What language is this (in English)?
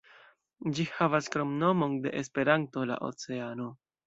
Esperanto